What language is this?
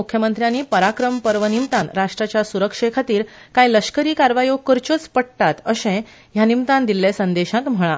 Konkani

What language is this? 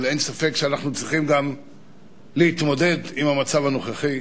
Hebrew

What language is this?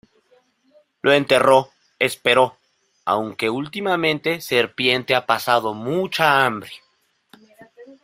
Spanish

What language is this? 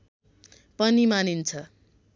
Nepali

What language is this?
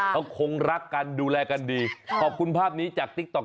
Thai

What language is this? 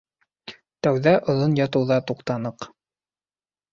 Bashkir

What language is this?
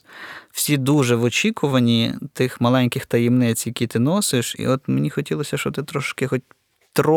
Ukrainian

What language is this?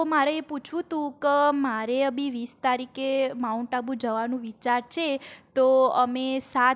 Gujarati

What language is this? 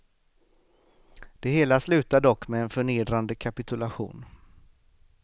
Swedish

